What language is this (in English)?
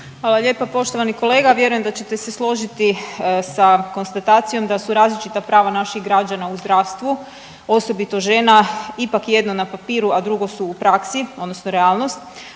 Croatian